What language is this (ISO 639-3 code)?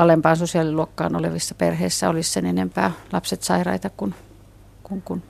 fin